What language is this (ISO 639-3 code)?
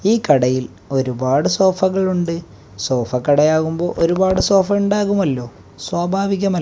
mal